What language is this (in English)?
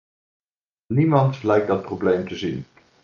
Dutch